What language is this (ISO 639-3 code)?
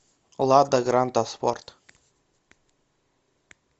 rus